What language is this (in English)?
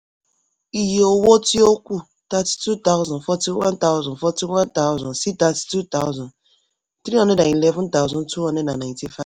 Yoruba